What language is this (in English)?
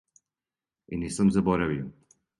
Serbian